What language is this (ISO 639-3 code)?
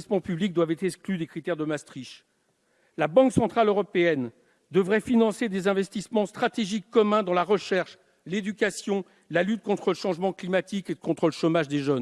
fra